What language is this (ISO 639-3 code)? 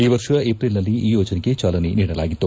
kan